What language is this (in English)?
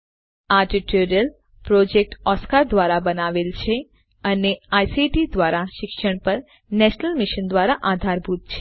Gujarati